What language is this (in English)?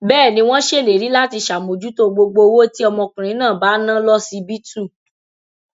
Yoruba